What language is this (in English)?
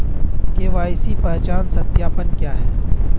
Hindi